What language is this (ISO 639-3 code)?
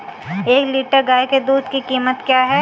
hin